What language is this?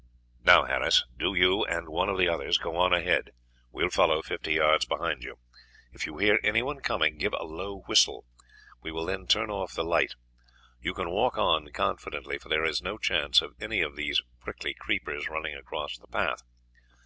English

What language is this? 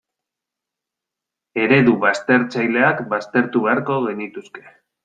Basque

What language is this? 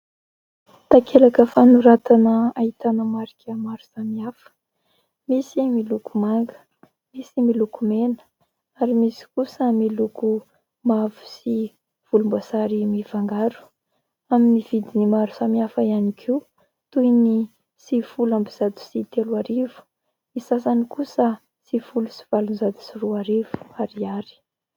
Malagasy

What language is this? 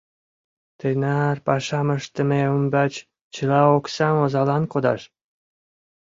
Mari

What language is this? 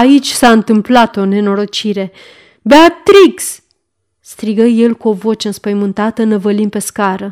Romanian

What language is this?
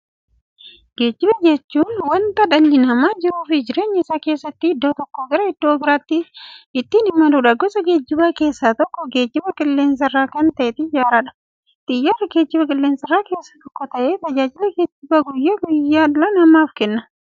Oromo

